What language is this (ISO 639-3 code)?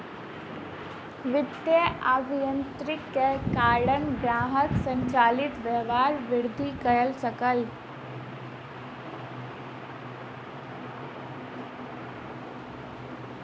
mai